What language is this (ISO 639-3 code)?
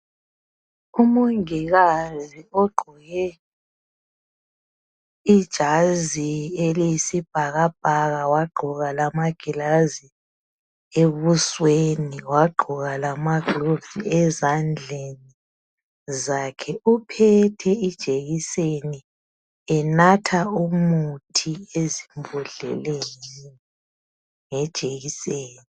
nde